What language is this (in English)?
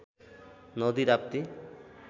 Nepali